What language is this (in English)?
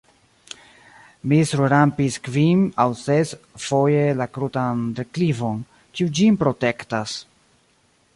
Esperanto